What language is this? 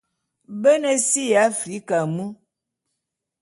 Bulu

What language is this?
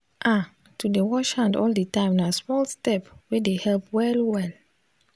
Nigerian Pidgin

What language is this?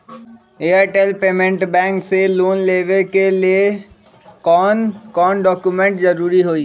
Magahi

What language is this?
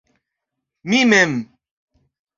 Esperanto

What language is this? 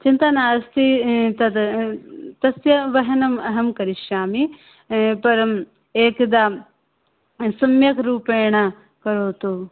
Sanskrit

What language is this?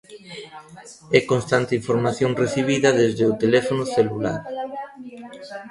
Galician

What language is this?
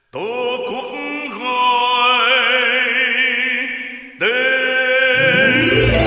Vietnamese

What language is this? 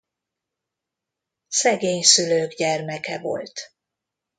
Hungarian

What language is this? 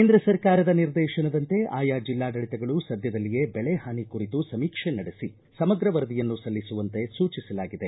Kannada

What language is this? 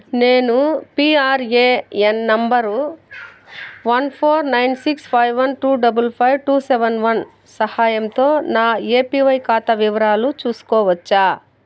Telugu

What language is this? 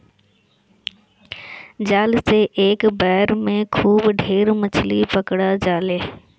Bhojpuri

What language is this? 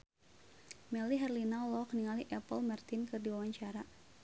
Sundanese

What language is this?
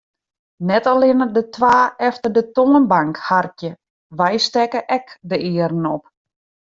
Western Frisian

